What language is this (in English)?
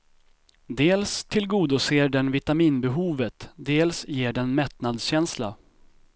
Swedish